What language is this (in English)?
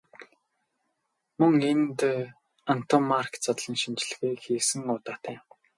Mongolian